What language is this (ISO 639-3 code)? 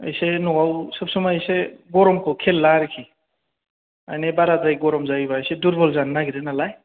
brx